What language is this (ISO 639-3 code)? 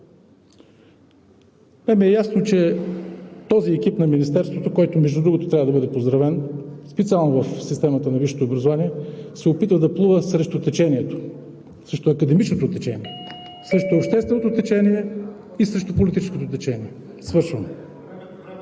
bul